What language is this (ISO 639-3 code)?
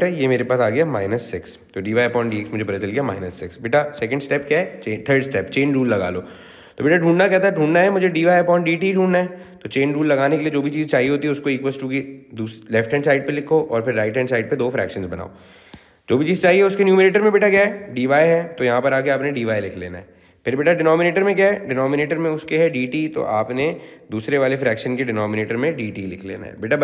hin